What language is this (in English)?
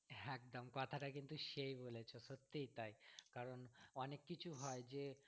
Bangla